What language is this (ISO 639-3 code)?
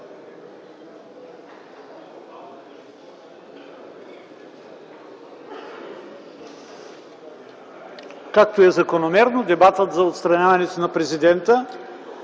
bul